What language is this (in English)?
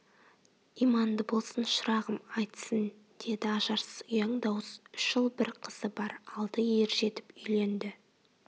Kazakh